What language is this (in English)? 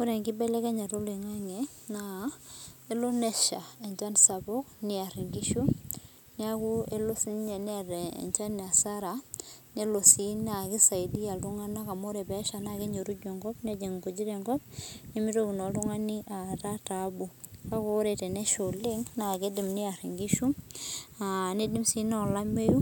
Masai